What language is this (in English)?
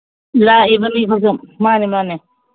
Manipuri